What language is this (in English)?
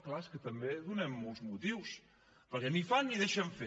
Catalan